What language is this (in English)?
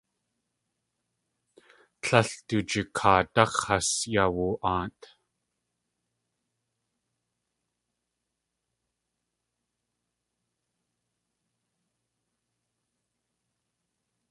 Tlingit